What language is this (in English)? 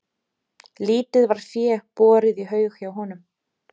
Icelandic